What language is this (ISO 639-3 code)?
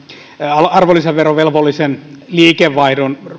fin